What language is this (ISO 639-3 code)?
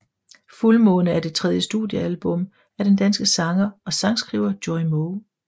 dan